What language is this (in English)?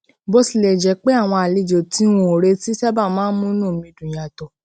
Yoruba